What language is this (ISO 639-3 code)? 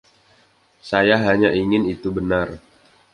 ind